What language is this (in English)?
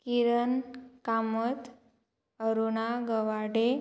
Konkani